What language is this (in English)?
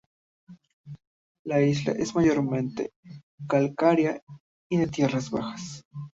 Spanish